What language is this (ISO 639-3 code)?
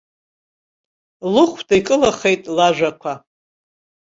abk